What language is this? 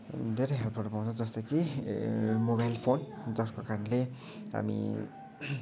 Nepali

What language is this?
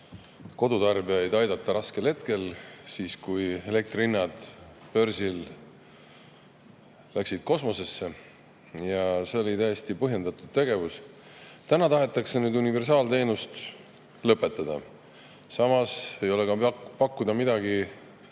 Estonian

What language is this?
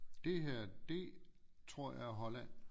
Danish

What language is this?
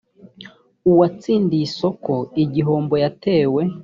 Kinyarwanda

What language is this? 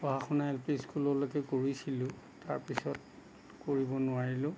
Assamese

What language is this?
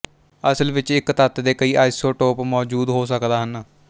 Punjabi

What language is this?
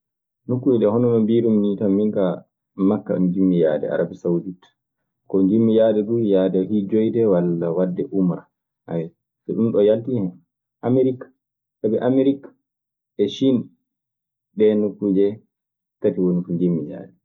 Maasina Fulfulde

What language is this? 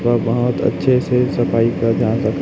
Hindi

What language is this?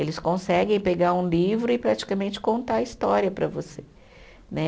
Portuguese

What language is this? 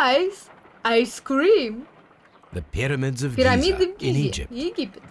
Russian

